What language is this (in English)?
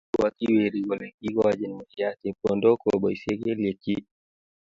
Kalenjin